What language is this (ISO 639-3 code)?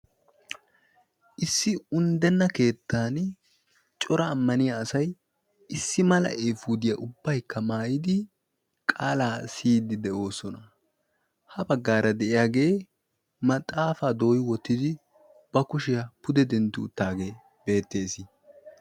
wal